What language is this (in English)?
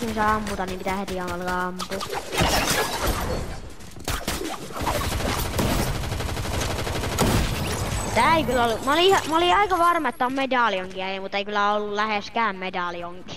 Finnish